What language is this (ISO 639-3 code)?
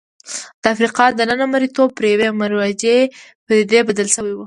pus